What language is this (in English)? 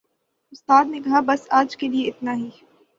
Urdu